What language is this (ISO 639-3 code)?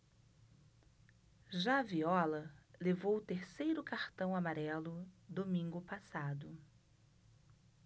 por